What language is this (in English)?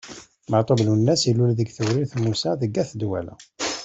Kabyle